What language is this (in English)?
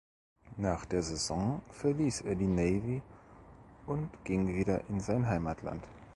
German